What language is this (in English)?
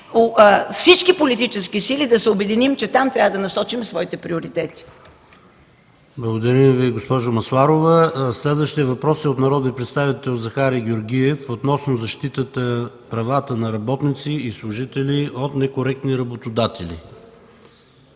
Bulgarian